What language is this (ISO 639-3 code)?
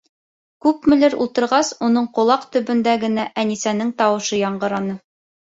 bak